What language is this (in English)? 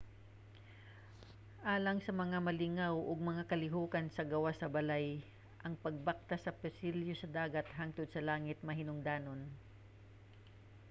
Cebuano